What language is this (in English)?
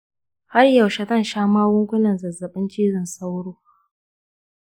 Hausa